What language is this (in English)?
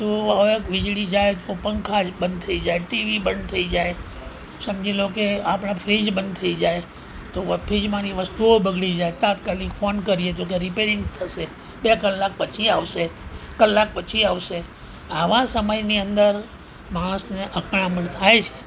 Gujarati